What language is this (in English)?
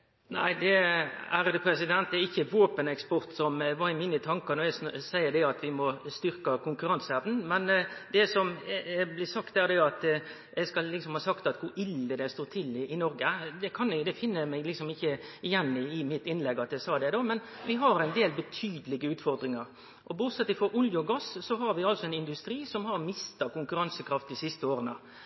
Norwegian